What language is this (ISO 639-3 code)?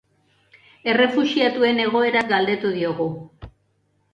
eus